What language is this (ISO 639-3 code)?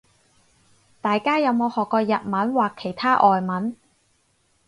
yue